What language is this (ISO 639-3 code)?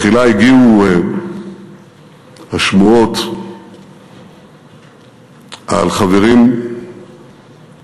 heb